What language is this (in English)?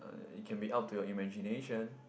English